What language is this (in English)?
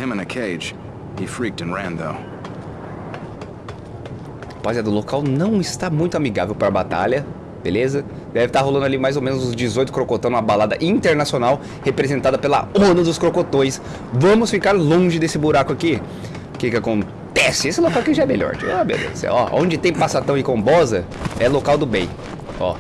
Portuguese